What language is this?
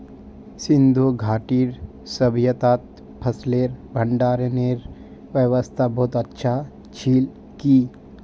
Magahi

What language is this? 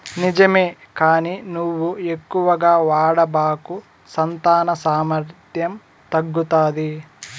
Telugu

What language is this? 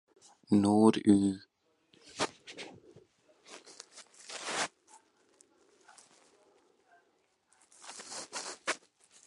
Welsh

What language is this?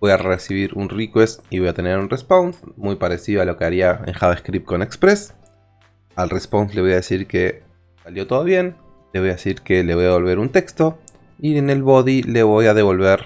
Spanish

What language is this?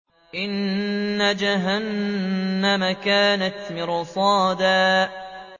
Arabic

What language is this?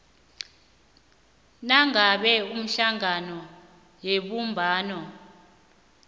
South Ndebele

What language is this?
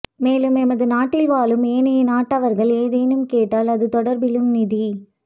Tamil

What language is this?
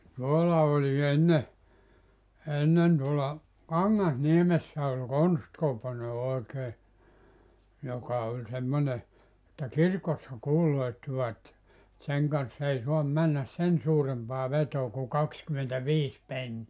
Finnish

